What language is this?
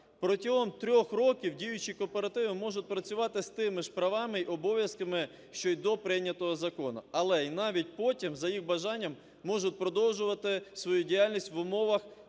Ukrainian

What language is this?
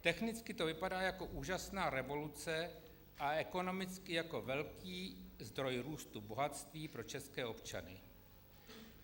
Czech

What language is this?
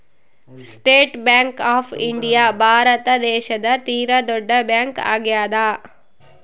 Kannada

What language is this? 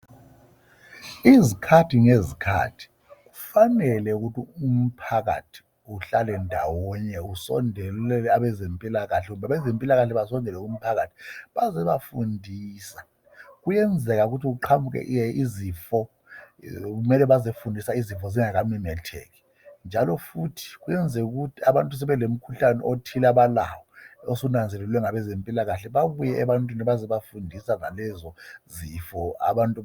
North Ndebele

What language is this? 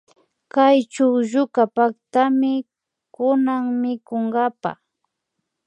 Imbabura Highland Quichua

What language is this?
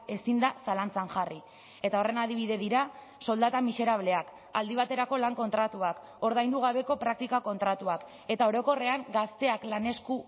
Basque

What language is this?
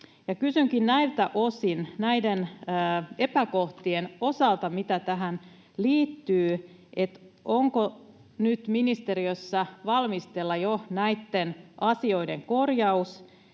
Finnish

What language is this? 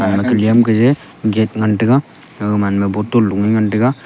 Wancho Naga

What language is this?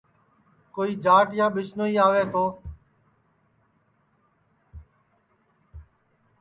Sansi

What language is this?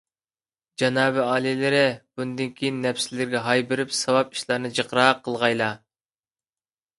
Uyghur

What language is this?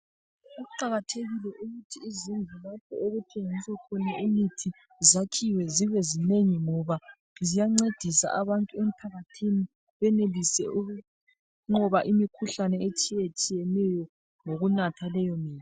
North Ndebele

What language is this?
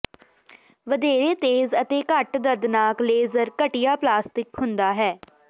Punjabi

